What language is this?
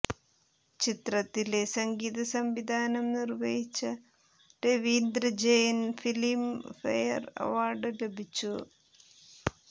Malayalam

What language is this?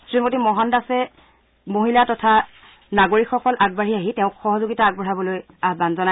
Assamese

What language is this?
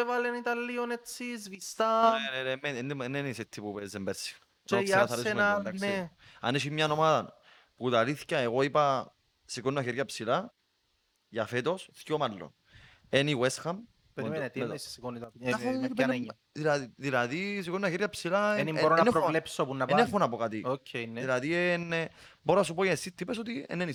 Greek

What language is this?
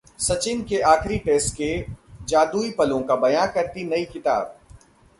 Hindi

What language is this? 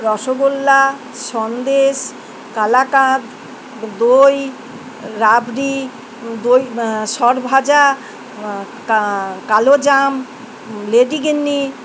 Bangla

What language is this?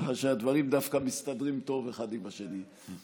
Hebrew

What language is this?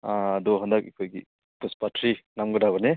Manipuri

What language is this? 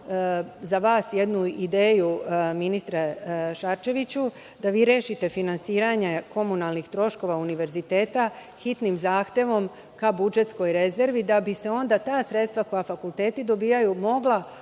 Serbian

